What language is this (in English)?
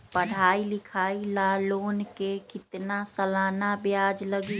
Magahi